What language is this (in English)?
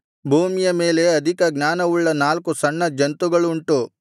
Kannada